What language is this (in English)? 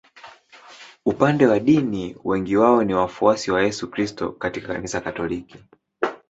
Swahili